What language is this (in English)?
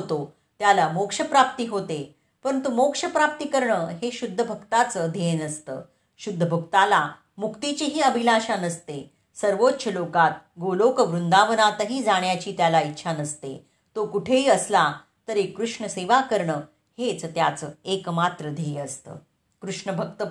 Marathi